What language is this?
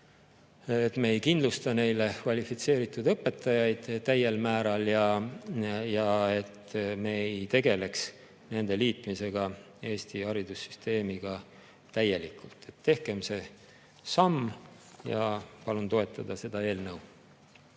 Estonian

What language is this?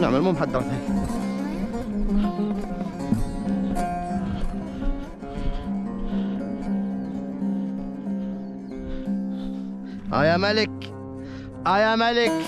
Arabic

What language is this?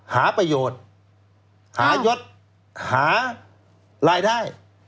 Thai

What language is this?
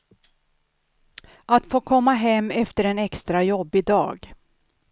Swedish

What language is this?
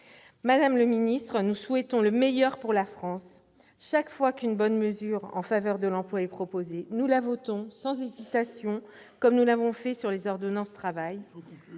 French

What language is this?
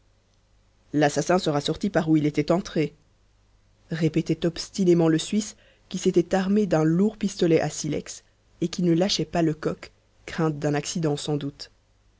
French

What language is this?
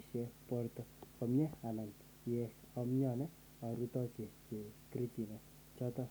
Kalenjin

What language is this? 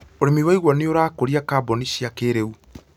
Kikuyu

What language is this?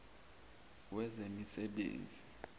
Zulu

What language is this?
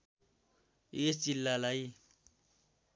Nepali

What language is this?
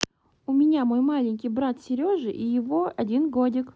Russian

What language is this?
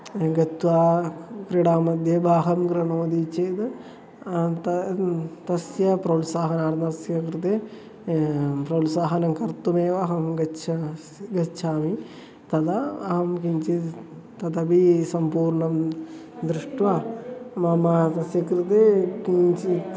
Sanskrit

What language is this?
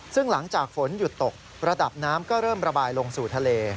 Thai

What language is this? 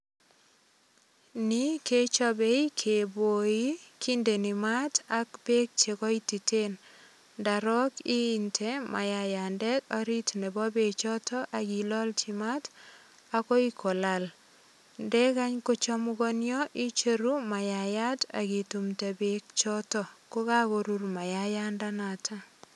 Kalenjin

